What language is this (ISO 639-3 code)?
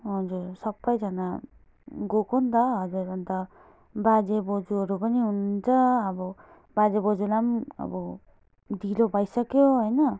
nep